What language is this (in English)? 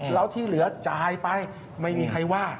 Thai